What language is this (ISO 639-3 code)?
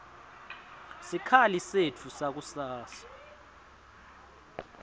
ssw